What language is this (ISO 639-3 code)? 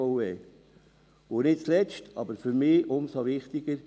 gsw